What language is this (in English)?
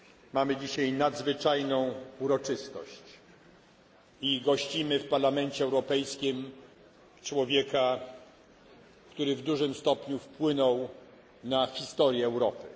Polish